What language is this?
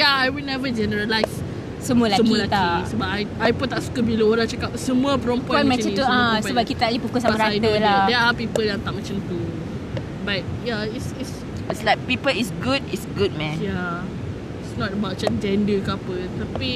Malay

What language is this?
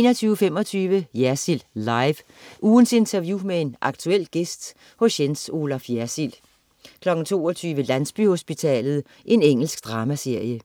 Danish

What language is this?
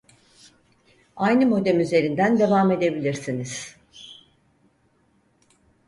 Turkish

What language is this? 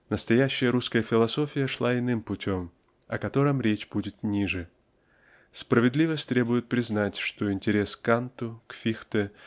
Russian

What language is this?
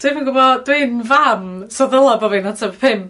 Welsh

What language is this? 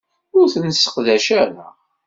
Kabyle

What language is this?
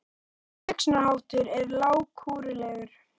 Icelandic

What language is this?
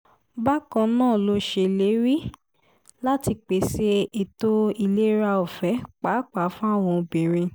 Yoruba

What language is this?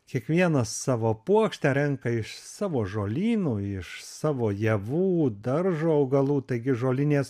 Lithuanian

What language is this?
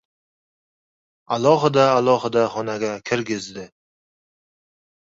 Uzbek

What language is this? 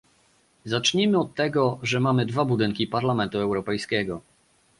Polish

